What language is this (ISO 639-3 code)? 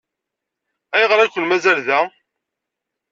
kab